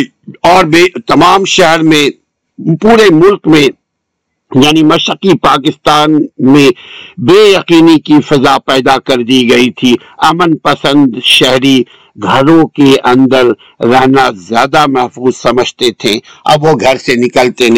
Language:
Urdu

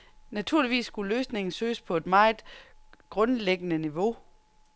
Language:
Danish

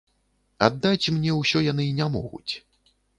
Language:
Belarusian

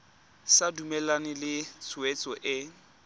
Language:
Tswana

